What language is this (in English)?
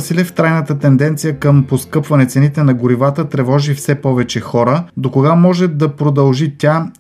Bulgarian